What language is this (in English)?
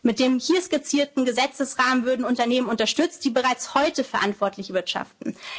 German